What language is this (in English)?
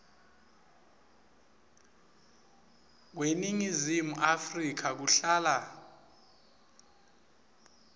Swati